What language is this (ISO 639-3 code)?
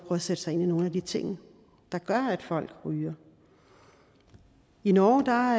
dan